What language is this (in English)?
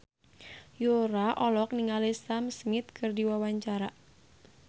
Sundanese